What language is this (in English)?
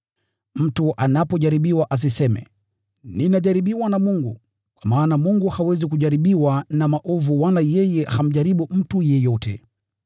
Swahili